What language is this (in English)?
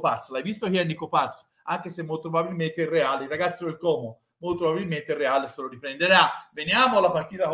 Italian